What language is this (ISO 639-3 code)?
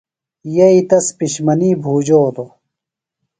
phl